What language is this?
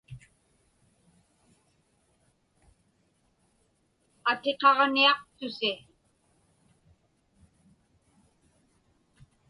Inupiaq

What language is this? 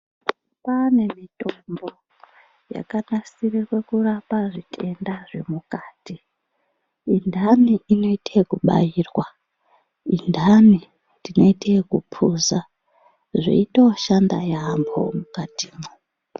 Ndau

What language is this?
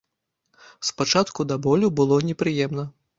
Belarusian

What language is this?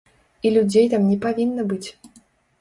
Belarusian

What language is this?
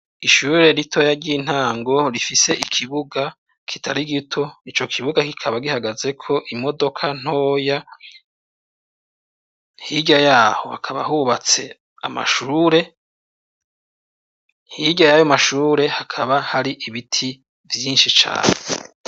Rundi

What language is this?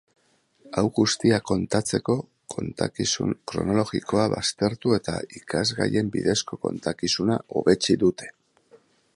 Basque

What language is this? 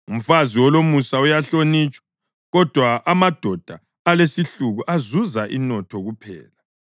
North Ndebele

